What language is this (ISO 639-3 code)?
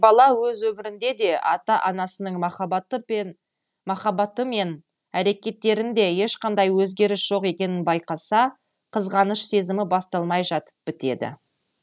kaz